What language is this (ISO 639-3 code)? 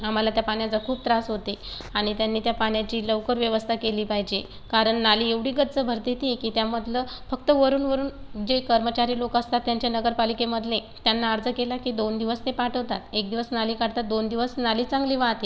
mar